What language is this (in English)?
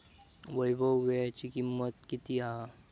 Marathi